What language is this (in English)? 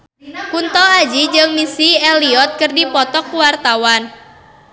Sundanese